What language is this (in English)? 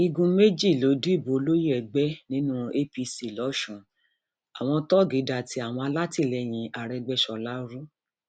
Yoruba